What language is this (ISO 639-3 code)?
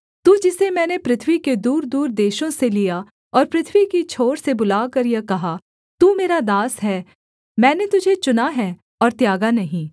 hin